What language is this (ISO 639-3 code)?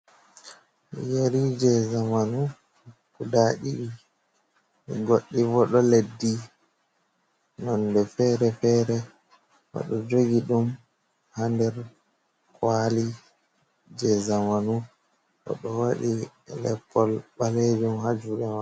ful